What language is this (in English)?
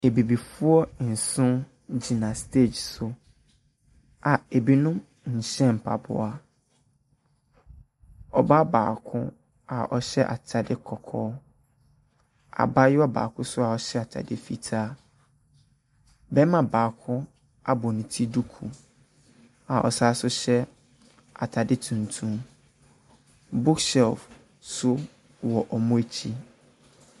Akan